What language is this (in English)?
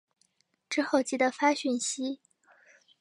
Chinese